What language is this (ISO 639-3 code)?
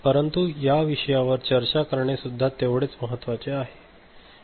mar